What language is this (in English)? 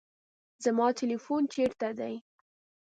Pashto